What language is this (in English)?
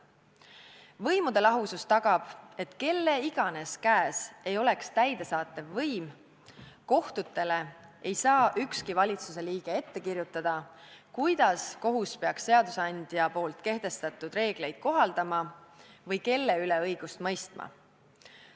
Estonian